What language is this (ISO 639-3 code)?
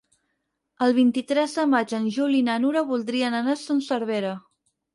cat